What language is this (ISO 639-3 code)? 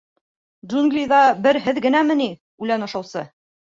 bak